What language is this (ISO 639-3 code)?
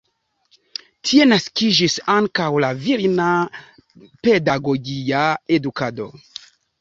epo